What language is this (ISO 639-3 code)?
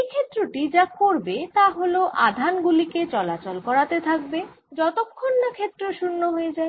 ben